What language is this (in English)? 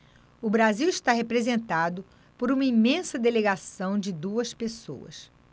Portuguese